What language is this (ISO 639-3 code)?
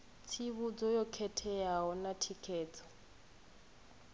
ven